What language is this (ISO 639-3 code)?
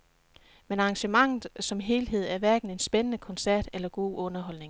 dan